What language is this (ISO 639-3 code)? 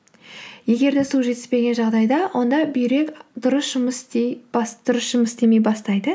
kaz